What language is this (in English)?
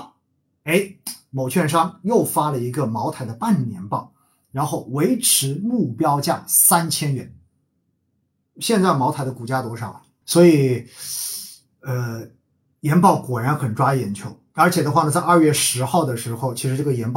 Chinese